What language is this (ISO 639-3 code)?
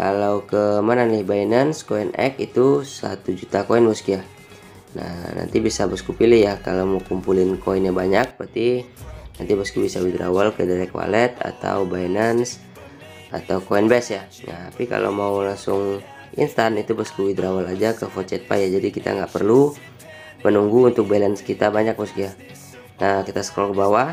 ind